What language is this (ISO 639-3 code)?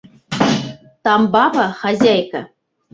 bak